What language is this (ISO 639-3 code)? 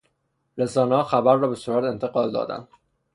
fas